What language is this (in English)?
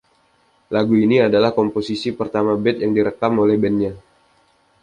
Indonesian